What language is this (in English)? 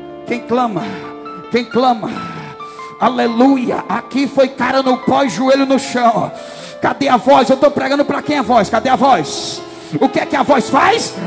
Portuguese